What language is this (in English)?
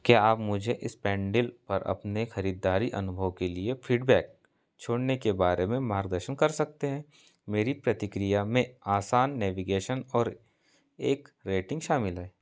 Hindi